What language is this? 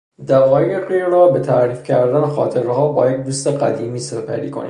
Persian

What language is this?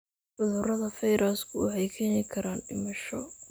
Somali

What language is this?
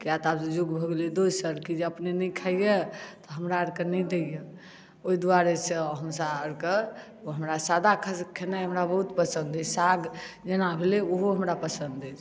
Maithili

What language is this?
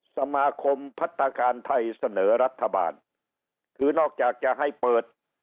Thai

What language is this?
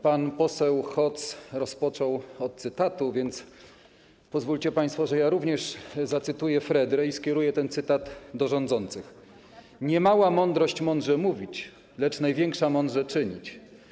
Polish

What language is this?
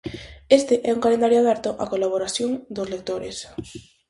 Galician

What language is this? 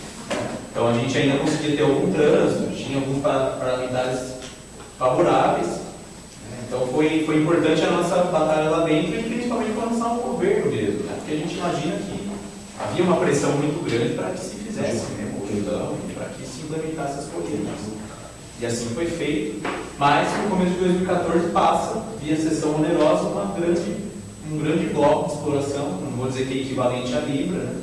Portuguese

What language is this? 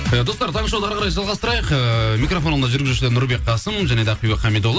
Kazakh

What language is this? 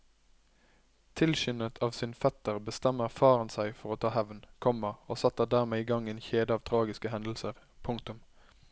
Norwegian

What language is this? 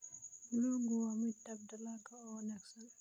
Somali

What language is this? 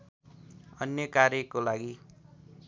Nepali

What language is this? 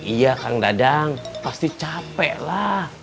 Indonesian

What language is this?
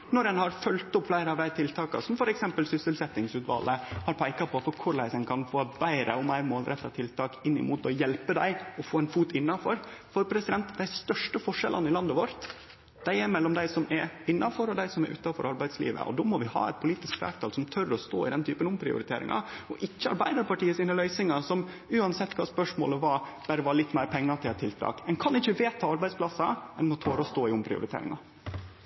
Norwegian Nynorsk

